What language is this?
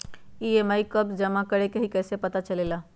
Magahi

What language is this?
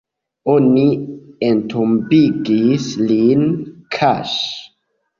Esperanto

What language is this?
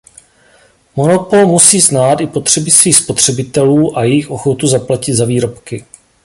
Czech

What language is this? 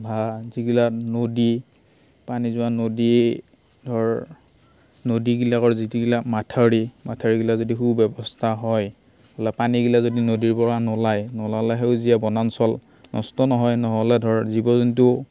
Assamese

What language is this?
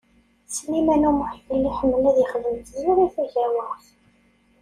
Kabyle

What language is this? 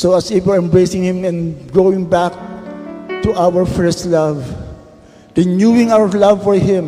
Filipino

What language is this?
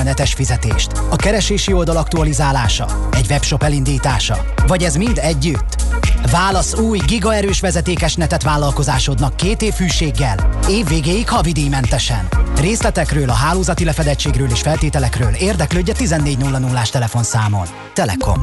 Hungarian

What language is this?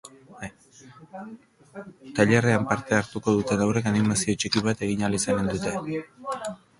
Basque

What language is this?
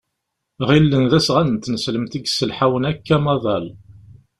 Kabyle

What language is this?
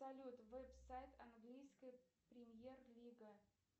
Russian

